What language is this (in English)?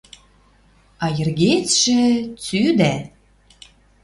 Western Mari